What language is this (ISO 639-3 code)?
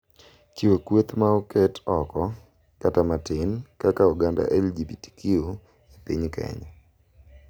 luo